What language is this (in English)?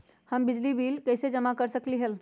Magahi